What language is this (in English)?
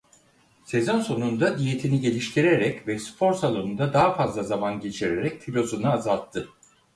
Turkish